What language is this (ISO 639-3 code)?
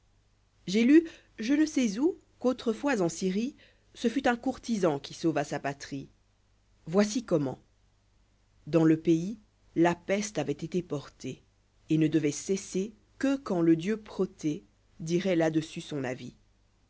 fra